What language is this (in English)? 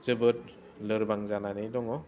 Bodo